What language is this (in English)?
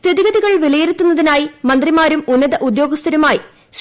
Malayalam